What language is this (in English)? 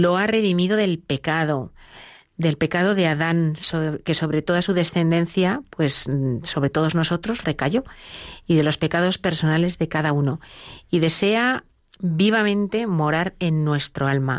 Spanish